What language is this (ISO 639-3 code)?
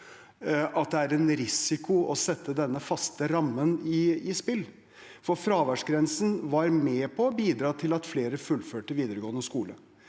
nor